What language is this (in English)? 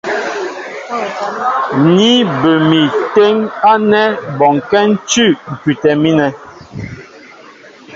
Mbo (Cameroon)